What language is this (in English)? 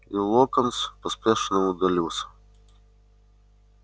Russian